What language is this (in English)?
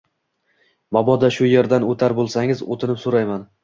Uzbek